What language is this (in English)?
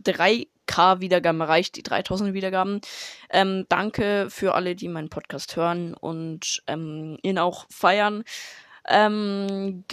German